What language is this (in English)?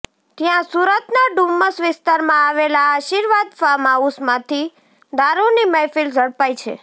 Gujarati